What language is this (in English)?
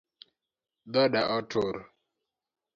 Luo (Kenya and Tanzania)